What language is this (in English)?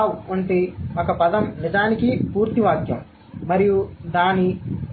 Telugu